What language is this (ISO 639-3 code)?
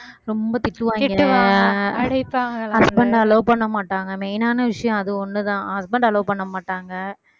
tam